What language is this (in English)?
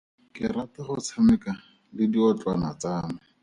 Tswana